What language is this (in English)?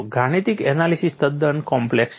Gujarati